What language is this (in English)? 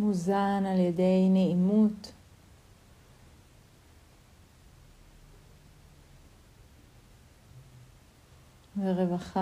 Hebrew